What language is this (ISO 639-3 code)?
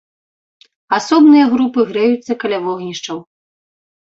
bel